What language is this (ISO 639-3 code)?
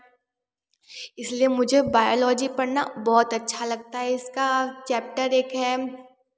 hin